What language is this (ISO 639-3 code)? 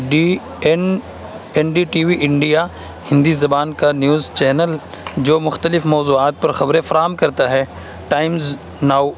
urd